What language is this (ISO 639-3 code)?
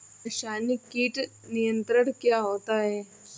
hin